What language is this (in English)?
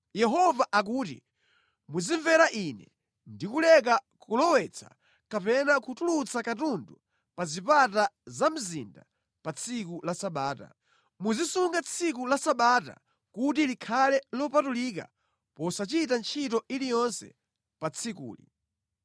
Nyanja